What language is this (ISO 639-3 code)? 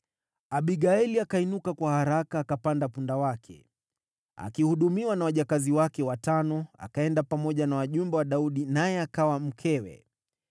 swa